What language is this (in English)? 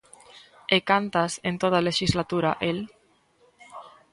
Galician